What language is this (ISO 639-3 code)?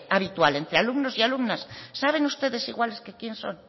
spa